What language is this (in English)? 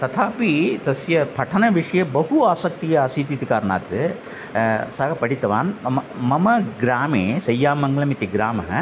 Sanskrit